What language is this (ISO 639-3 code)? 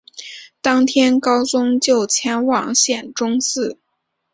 zho